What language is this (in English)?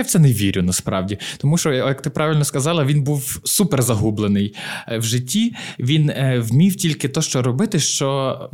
Ukrainian